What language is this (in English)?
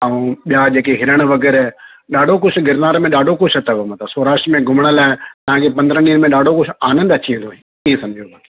Sindhi